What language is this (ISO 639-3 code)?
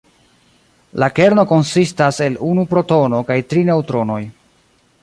epo